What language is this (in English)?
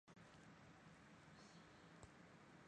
Chinese